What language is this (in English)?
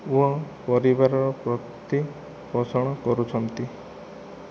Odia